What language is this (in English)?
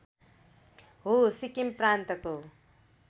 Nepali